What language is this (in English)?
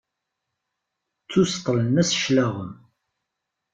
Kabyle